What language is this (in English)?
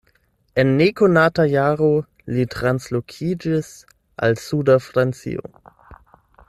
Esperanto